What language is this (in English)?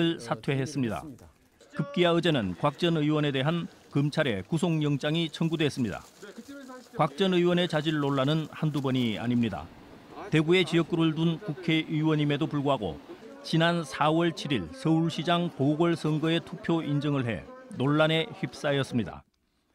Korean